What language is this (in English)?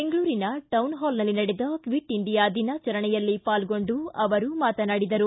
Kannada